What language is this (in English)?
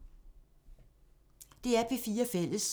Danish